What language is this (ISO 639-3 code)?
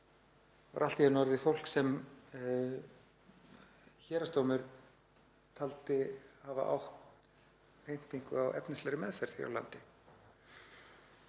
isl